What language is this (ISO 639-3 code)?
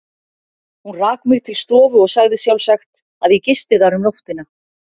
isl